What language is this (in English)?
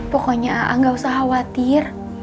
Indonesian